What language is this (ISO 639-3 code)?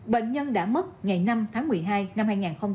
vie